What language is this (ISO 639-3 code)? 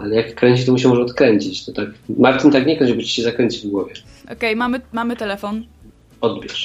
pol